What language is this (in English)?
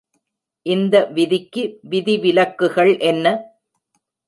Tamil